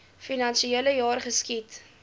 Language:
Afrikaans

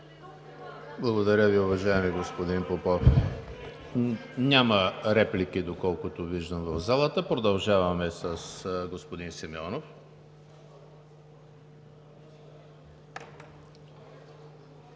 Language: Bulgarian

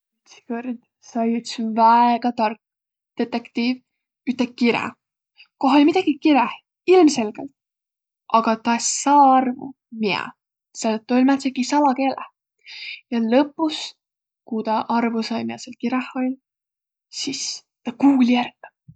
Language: Võro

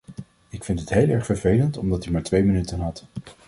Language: Dutch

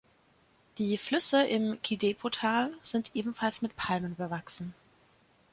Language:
German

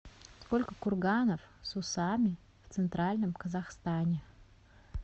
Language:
Russian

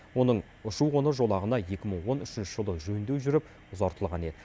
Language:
Kazakh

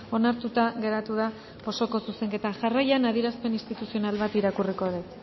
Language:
Basque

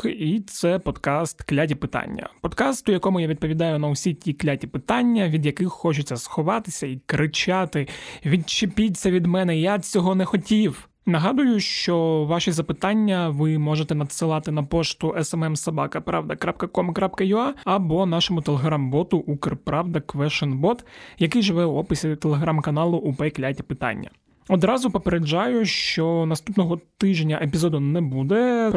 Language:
Ukrainian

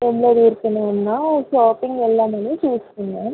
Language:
Telugu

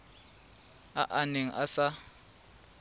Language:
Tswana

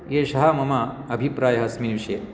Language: Sanskrit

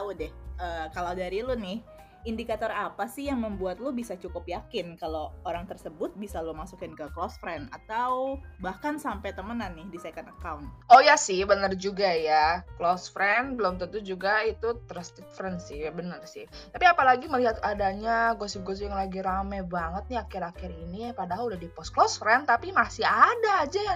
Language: Indonesian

